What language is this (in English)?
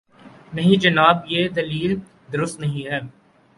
Urdu